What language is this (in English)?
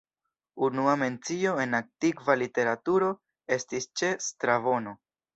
Esperanto